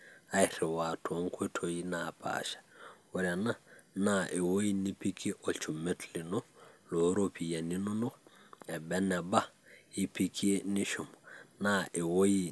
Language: Masai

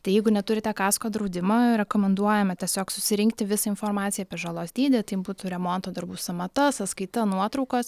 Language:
Lithuanian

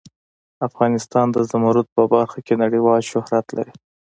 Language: Pashto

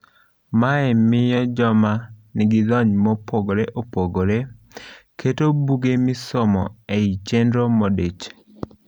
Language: Luo (Kenya and Tanzania)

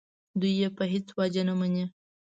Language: Pashto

